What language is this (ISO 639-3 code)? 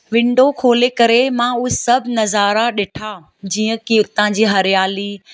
snd